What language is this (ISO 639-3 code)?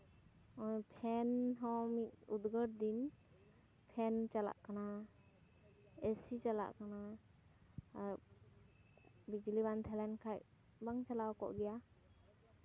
sat